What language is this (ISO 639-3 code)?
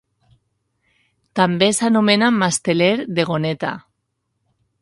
cat